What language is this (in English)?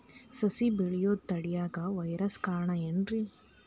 Kannada